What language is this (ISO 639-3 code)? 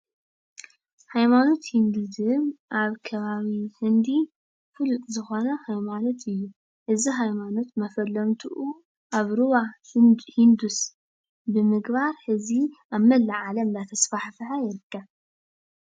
tir